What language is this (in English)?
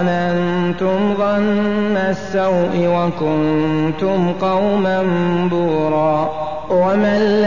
Arabic